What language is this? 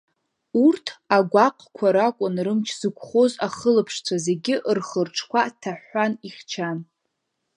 Abkhazian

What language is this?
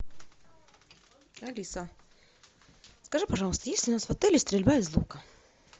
Russian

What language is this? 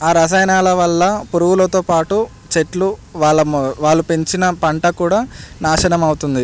Telugu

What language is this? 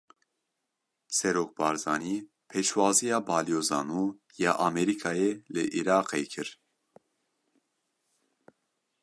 Kurdish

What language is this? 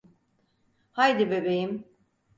Turkish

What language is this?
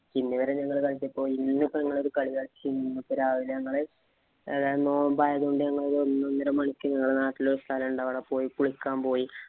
Malayalam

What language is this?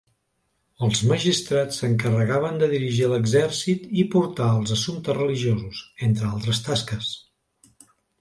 Catalan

